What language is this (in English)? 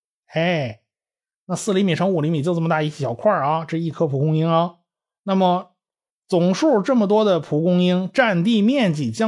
Chinese